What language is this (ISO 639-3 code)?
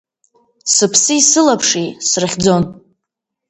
abk